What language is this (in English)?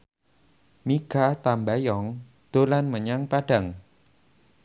Javanese